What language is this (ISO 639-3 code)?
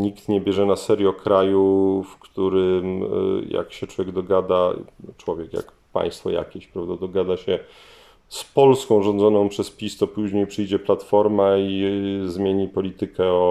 pol